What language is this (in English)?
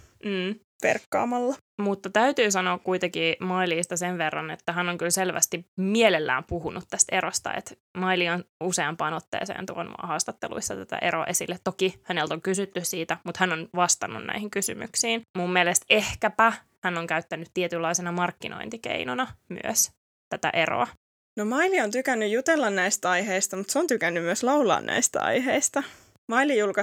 Finnish